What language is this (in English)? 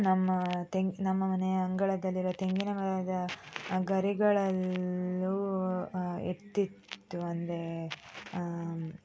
Kannada